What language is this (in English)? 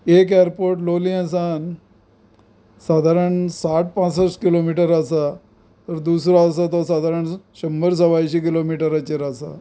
Konkani